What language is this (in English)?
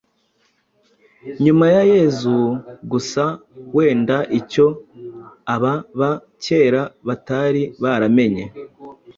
Kinyarwanda